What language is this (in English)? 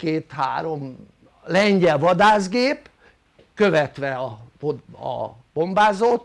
Hungarian